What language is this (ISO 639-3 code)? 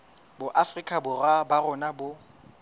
sot